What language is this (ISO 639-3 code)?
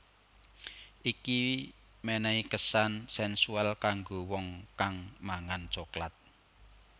jav